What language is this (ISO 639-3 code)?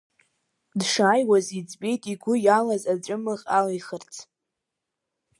abk